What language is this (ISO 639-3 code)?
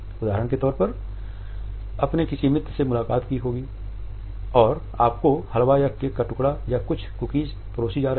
hin